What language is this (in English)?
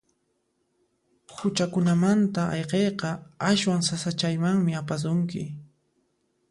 Puno Quechua